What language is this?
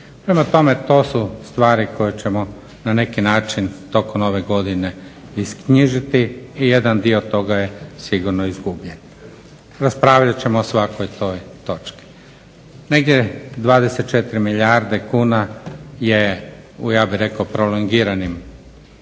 Croatian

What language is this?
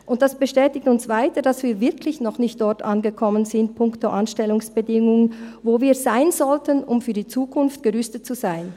Swiss German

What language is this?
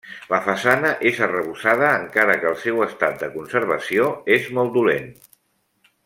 Catalan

